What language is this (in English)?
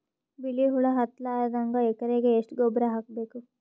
Kannada